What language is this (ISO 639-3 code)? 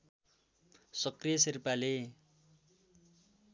nep